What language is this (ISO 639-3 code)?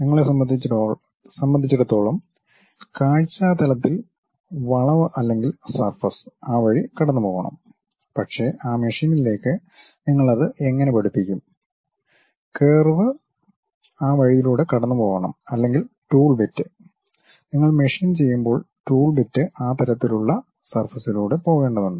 mal